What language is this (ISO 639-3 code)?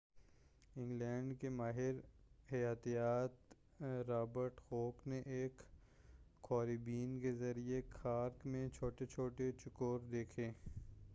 urd